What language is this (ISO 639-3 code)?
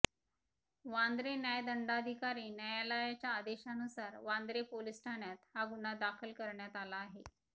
mar